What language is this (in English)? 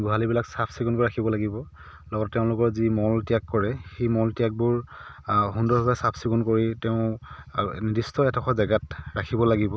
Assamese